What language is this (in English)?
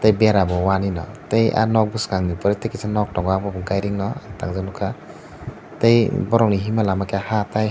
Kok Borok